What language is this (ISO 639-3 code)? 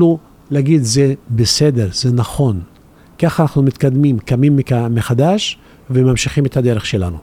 heb